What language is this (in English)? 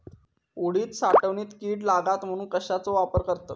Marathi